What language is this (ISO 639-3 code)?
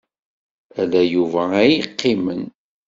kab